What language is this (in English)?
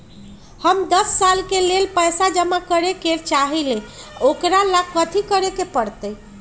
Magahi